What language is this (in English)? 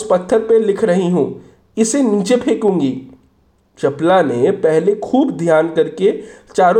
Hindi